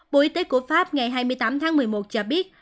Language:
Vietnamese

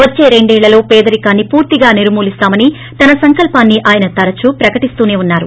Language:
Telugu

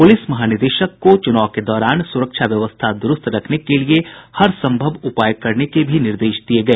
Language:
Hindi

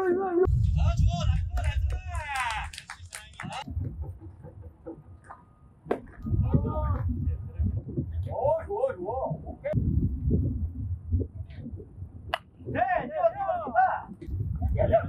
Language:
Spanish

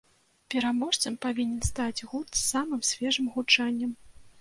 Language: Belarusian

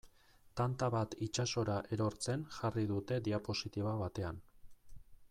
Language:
Basque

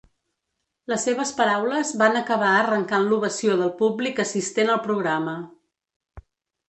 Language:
Catalan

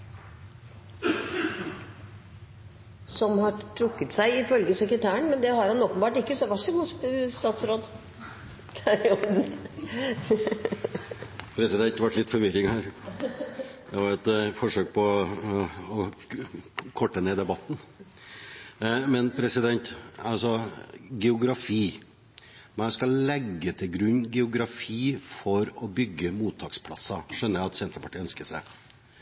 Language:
Norwegian Bokmål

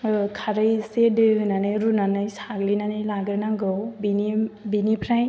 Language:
Bodo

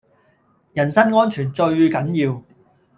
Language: Cantonese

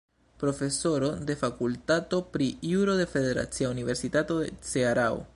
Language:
Esperanto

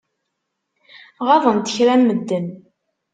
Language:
Kabyle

